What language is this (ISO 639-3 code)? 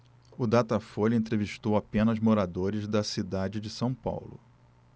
por